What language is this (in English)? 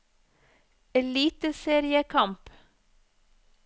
Norwegian